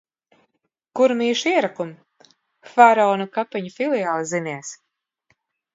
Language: Latvian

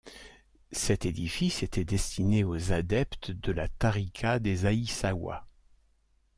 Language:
French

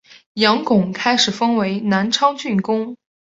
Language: Chinese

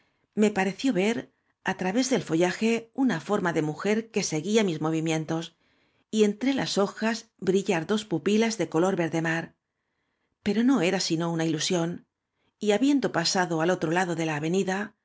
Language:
Spanish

